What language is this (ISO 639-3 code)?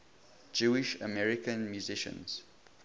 eng